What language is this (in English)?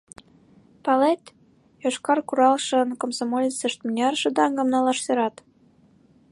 Mari